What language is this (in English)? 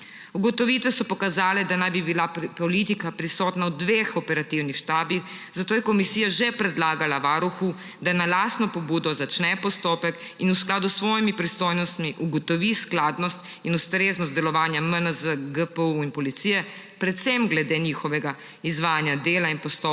Slovenian